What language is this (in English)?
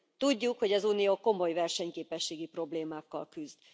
Hungarian